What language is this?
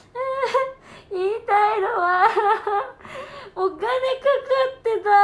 Japanese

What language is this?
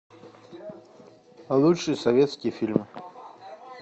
Russian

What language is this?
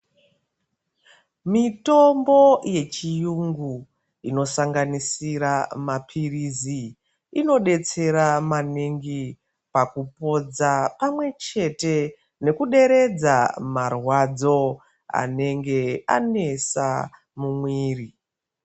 Ndau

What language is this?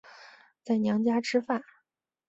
Chinese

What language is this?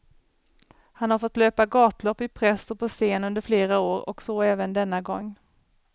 Swedish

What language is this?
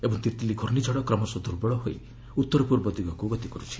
Odia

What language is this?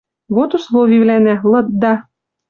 Western Mari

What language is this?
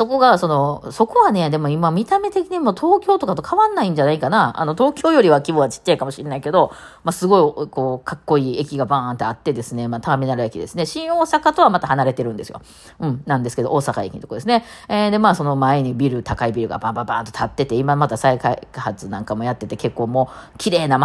Japanese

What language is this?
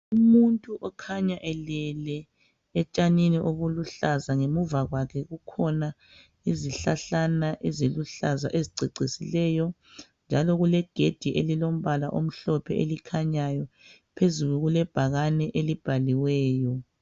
North Ndebele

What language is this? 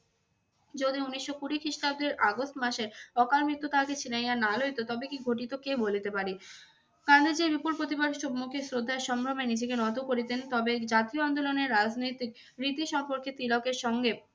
Bangla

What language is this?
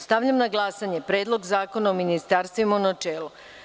Serbian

